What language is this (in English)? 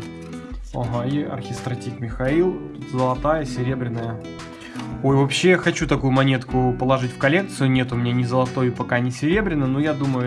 Russian